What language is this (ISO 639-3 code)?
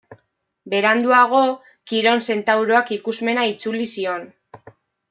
eus